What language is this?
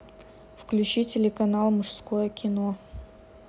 Russian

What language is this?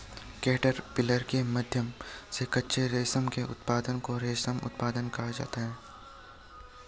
Hindi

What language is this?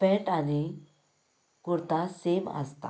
Konkani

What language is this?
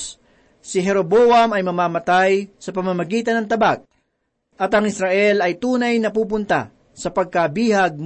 Filipino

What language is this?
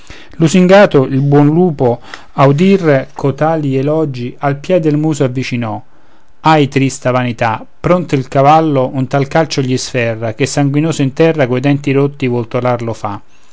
Italian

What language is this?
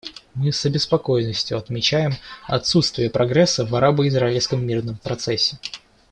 Russian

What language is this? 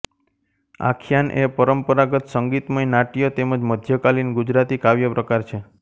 Gujarati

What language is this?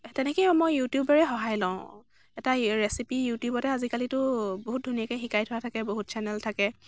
Assamese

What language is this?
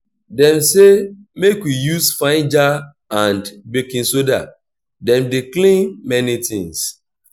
Nigerian Pidgin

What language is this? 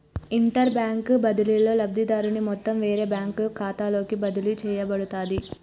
Telugu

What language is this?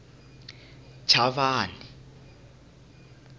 Tsonga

